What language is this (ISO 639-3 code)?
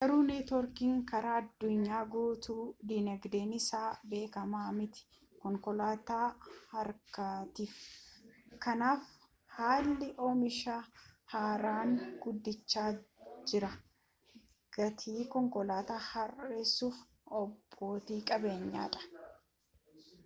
orm